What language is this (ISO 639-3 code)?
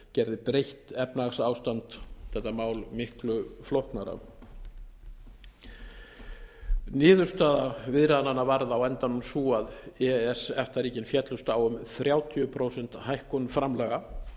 isl